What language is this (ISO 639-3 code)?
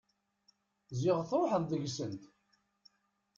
kab